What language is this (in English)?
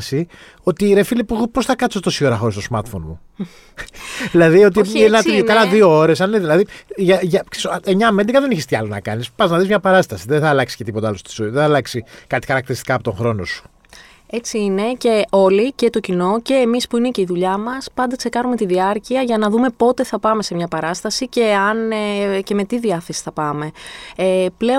Greek